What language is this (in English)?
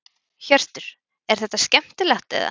Icelandic